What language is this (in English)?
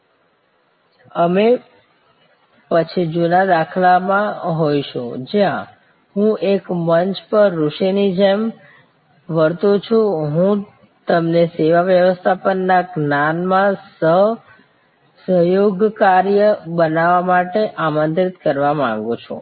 Gujarati